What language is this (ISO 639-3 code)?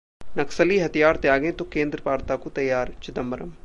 hin